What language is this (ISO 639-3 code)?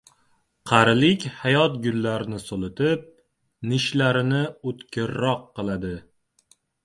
uzb